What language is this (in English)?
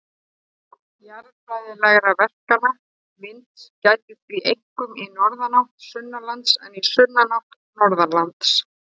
Icelandic